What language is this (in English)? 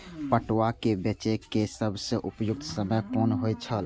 Maithili